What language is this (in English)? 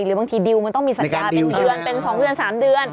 Thai